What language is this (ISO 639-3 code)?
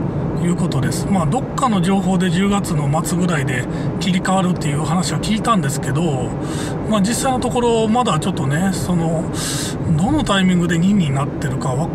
jpn